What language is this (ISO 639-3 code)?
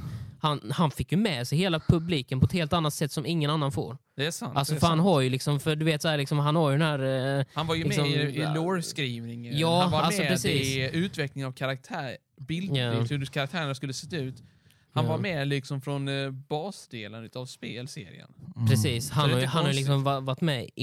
swe